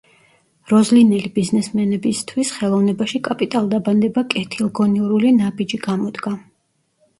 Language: Georgian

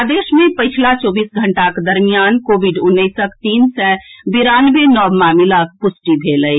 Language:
Maithili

